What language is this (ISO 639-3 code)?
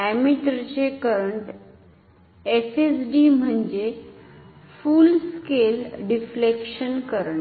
mar